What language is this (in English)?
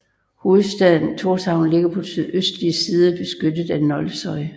Danish